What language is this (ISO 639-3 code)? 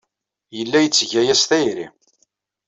kab